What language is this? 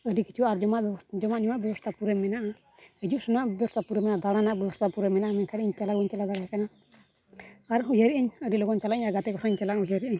Santali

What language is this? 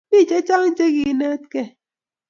Kalenjin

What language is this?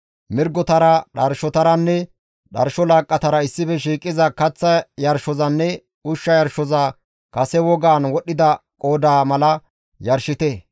Gamo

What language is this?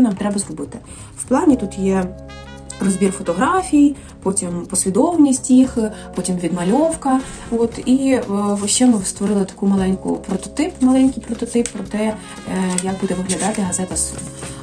Ukrainian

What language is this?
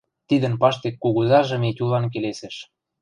Western Mari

